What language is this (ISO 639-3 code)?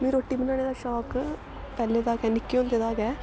doi